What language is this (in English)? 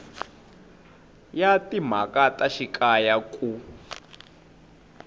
Tsonga